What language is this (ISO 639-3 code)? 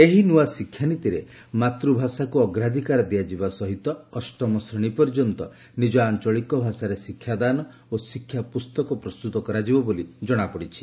ori